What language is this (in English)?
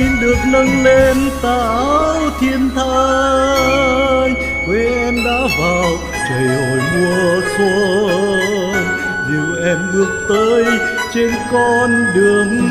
Vietnamese